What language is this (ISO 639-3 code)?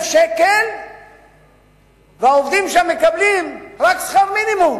heb